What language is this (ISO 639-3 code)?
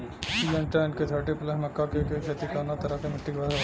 bho